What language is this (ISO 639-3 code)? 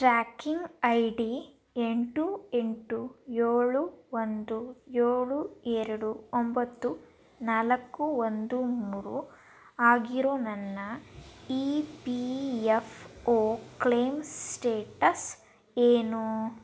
kan